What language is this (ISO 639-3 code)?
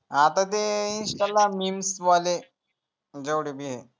mar